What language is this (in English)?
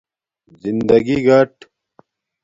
Domaaki